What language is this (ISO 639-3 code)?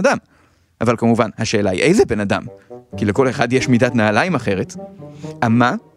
heb